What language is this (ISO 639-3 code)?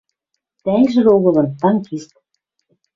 mrj